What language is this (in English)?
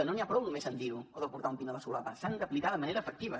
Catalan